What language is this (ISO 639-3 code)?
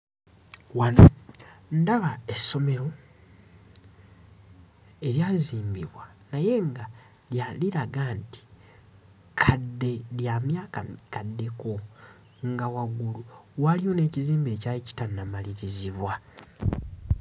lug